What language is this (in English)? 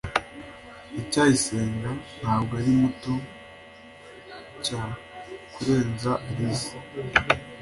Kinyarwanda